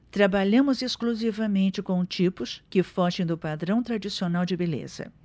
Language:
Portuguese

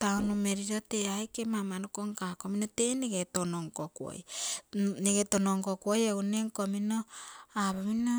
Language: Terei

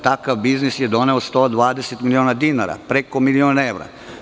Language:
Serbian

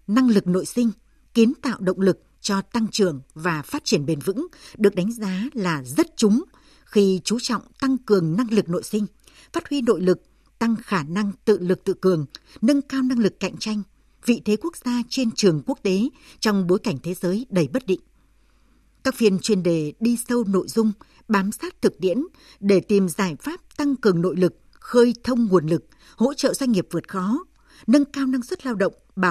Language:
Vietnamese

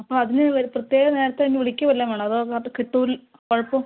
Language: Malayalam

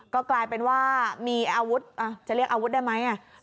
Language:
Thai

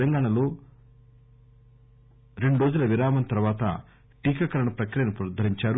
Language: Telugu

